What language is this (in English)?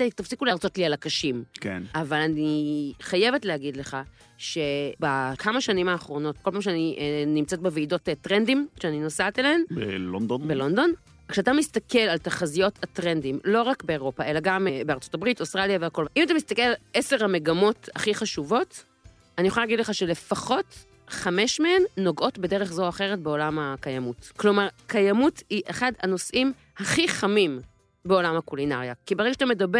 Hebrew